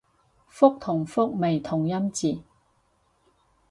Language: Cantonese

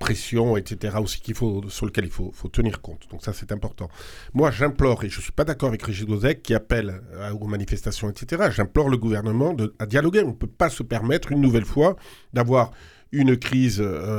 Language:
French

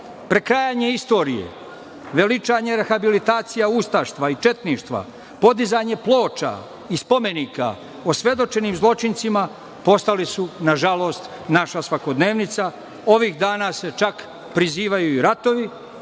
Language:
Serbian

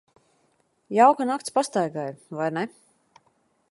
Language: Latvian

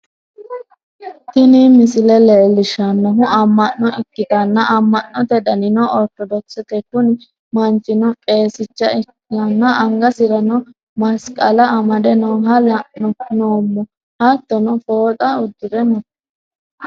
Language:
Sidamo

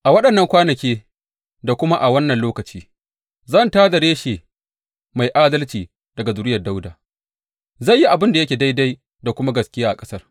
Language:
Hausa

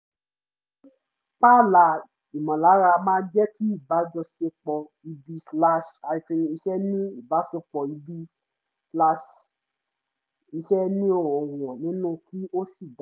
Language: Yoruba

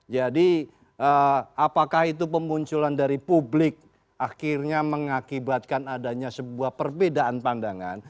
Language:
Indonesian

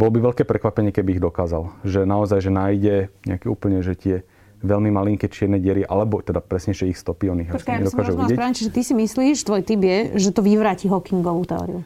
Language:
Slovak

